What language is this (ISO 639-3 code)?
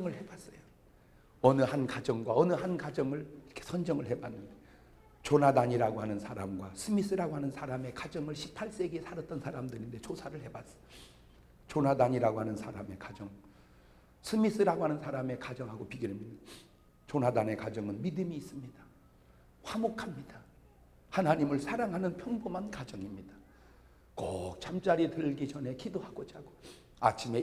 kor